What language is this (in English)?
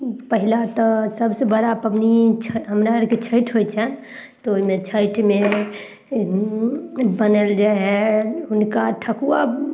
Maithili